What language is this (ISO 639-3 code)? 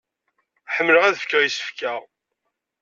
kab